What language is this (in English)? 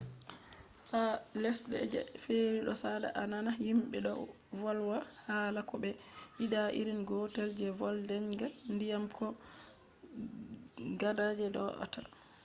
Fula